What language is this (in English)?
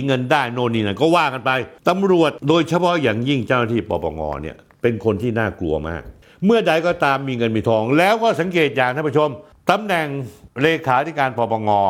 Thai